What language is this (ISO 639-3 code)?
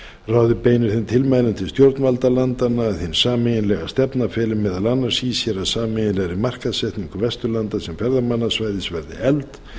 isl